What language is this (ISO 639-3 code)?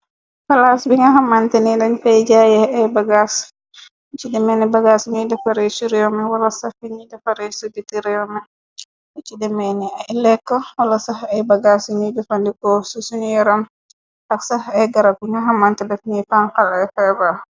wol